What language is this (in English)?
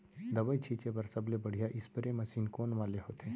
Chhattisgarhi